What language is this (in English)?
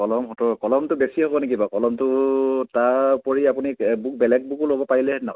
Assamese